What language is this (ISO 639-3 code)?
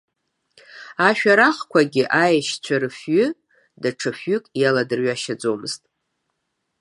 abk